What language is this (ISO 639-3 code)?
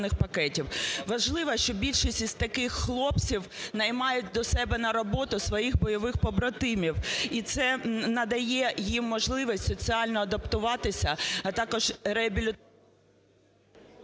ukr